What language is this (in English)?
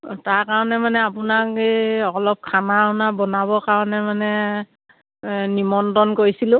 Assamese